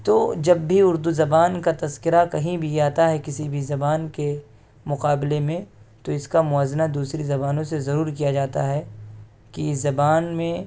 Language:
Urdu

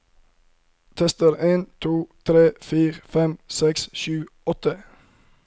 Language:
Norwegian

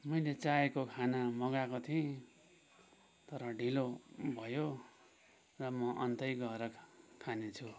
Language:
Nepali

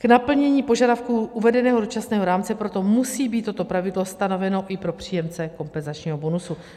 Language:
Czech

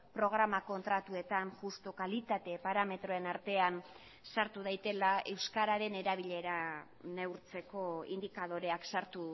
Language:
Basque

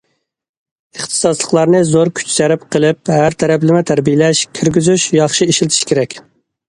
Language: Uyghur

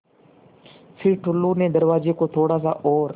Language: Hindi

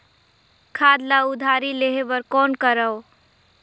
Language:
Chhattisgarhi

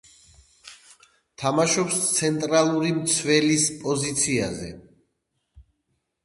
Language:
Georgian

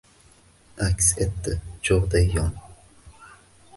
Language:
Uzbek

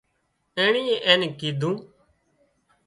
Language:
Wadiyara Koli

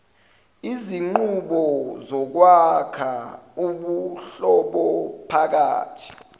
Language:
Zulu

